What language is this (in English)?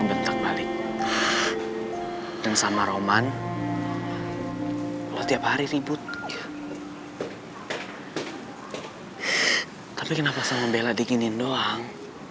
Indonesian